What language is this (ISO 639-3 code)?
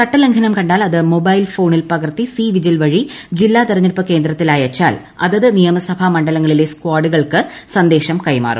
mal